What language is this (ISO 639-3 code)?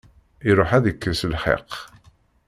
kab